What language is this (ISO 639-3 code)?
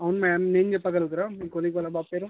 tel